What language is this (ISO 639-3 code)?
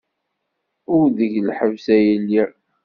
kab